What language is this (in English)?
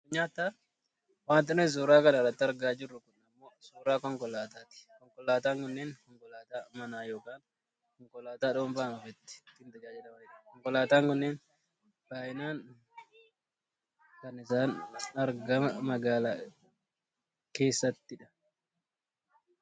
Oromo